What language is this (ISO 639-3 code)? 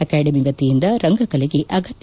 kan